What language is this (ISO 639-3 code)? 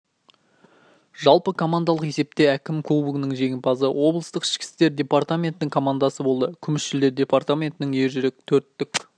kaz